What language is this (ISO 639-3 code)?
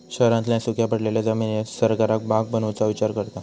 mar